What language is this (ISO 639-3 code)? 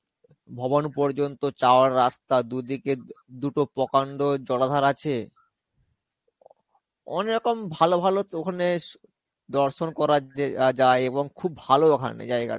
ben